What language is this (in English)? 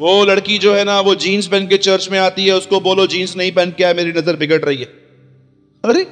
Hindi